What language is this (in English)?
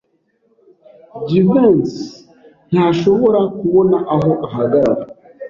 Kinyarwanda